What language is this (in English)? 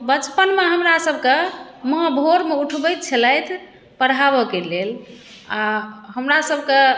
Maithili